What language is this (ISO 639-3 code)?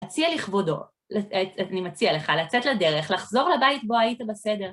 heb